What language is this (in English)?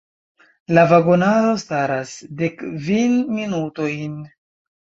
Esperanto